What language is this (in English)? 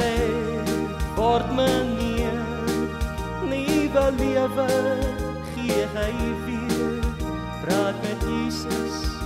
Dutch